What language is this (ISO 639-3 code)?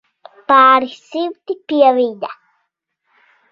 lav